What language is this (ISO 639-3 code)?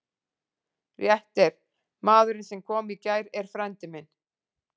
isl